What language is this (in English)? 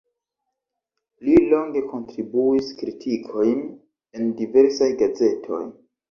Esperanto